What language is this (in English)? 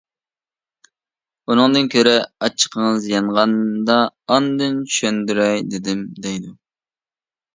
Uyghur